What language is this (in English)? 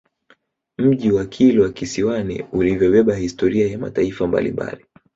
Swahili